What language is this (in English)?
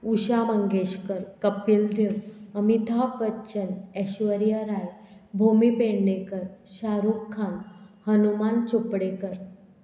Konkani